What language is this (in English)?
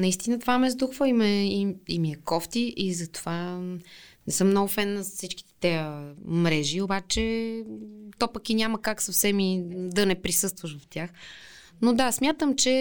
Bulgarian